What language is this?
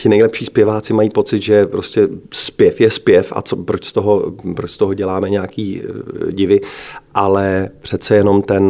Czech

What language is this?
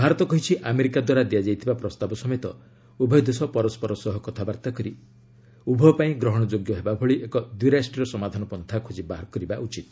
Odia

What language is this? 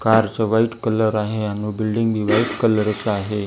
Marathi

